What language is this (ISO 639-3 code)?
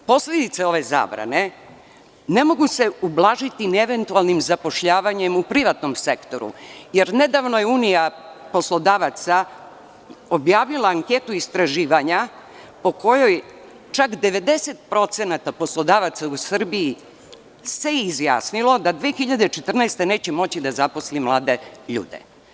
srp